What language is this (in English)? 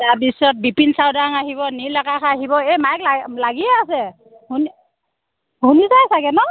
Assamese